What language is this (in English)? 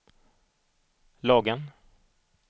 Swedish